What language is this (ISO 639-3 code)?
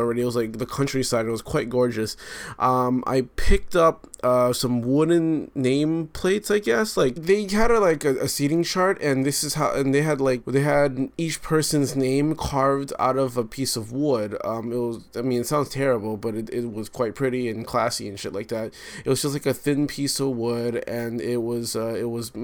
eng